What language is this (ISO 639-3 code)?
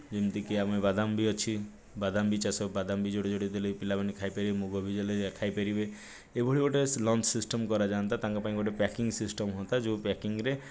ori